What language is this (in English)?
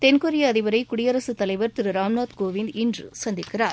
Tamil